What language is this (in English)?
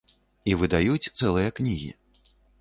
Belarusian